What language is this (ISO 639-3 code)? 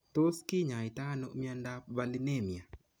kln